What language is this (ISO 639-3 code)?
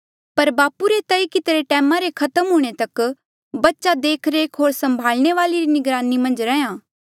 mjl